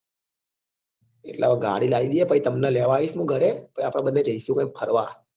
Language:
Gujarati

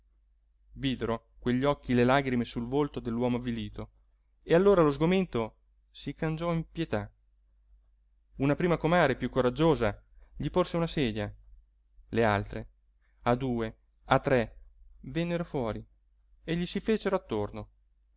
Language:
Italian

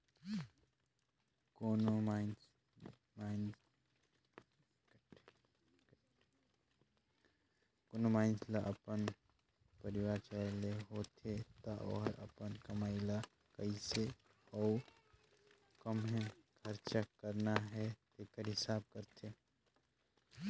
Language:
Chhattisgarhi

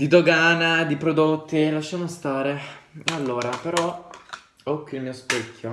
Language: Italian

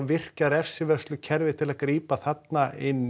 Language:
Icelandic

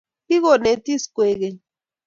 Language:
Kalenjin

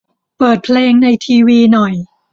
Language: Thai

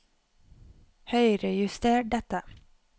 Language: Norwegian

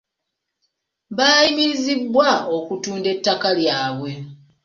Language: Ganda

